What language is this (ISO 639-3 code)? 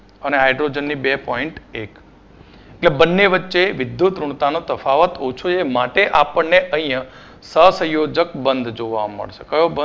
guj